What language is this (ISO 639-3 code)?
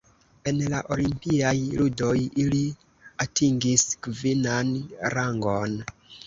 epo